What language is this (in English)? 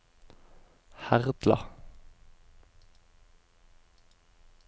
Norwegian